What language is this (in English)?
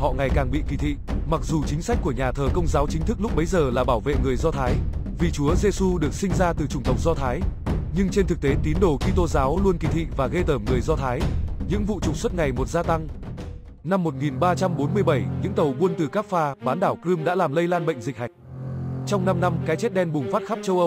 Vietnamese